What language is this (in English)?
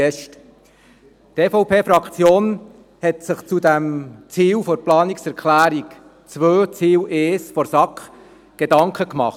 Swiss German